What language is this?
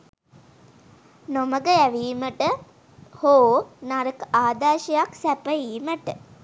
Sinhala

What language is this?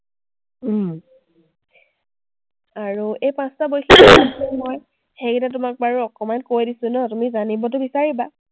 Assamese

